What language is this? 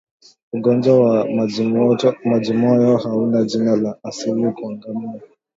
Swahili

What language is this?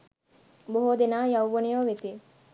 Sinhala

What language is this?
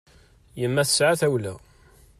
Kabyle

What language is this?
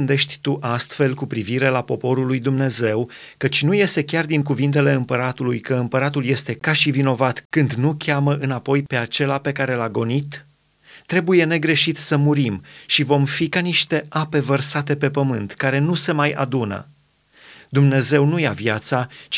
Romanian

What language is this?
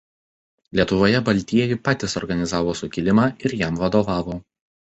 Lithuanian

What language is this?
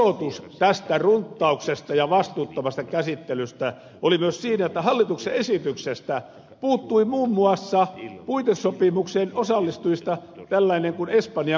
Finnish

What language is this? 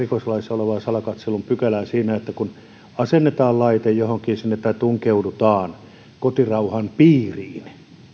Finnish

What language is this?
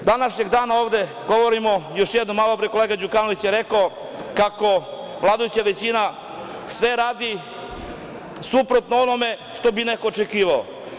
Serbian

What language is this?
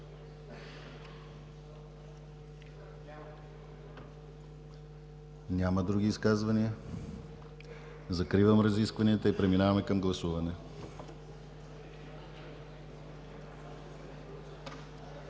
Bulgarian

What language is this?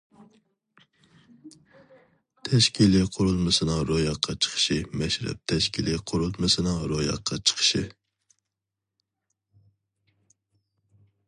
Uyghur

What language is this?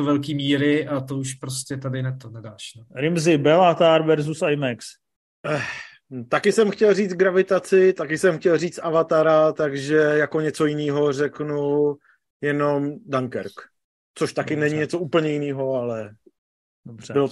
Czech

